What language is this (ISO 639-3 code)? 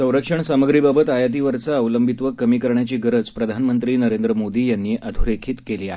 mar